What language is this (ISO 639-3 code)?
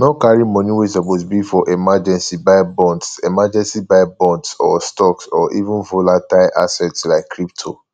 pcm